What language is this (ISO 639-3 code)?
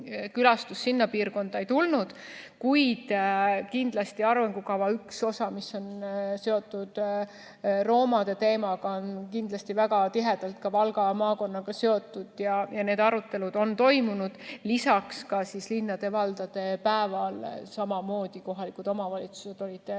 est